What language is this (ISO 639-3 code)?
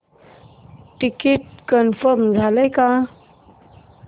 mar